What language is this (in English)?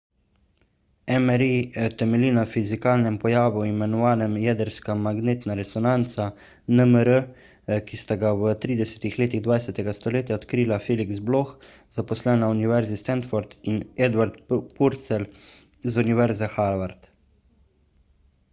Slovenian